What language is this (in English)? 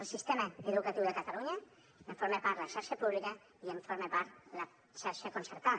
Catalan